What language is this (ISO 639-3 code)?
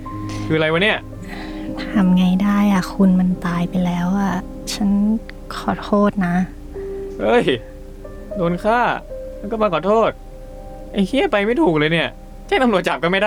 tha